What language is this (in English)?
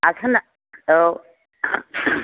Bodo